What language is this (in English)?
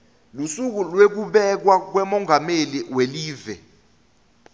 Swati